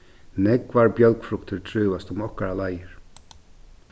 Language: Faroese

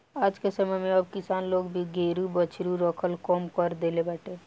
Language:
Bhojpuri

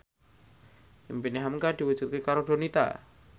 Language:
Javanese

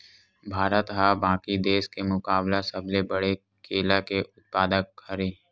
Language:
Chhattisgarhi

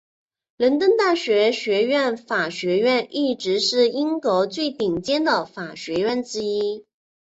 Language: Chinese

